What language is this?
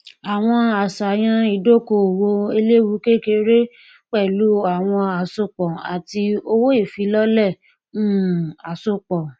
Yoruba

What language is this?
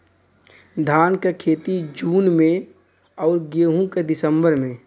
Bhojpuri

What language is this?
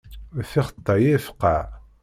Kabyle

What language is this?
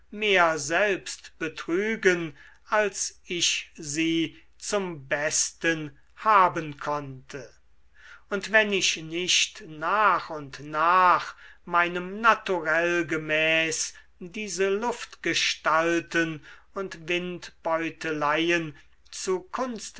German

